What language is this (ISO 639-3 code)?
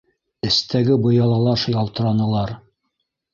bak